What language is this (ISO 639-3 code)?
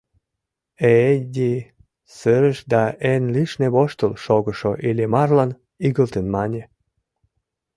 chm